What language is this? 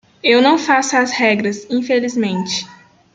Portuguese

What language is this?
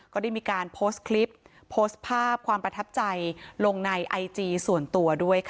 Thai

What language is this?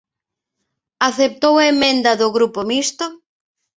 Galician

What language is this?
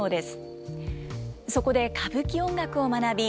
Japanese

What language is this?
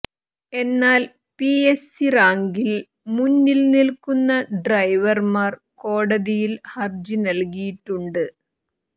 Malayalam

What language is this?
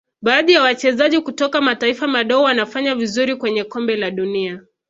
Swahili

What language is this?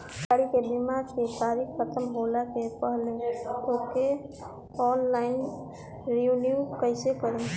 Bhojpuri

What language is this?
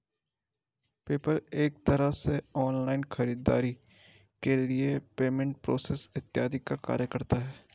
Hindi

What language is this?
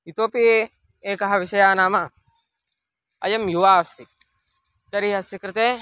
Sanskrit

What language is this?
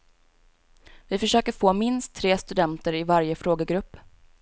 Swedish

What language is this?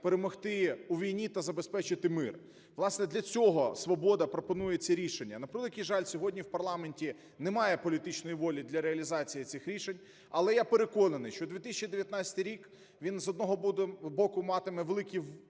Ukrainian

